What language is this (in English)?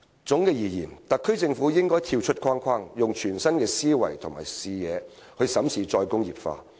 Cantonese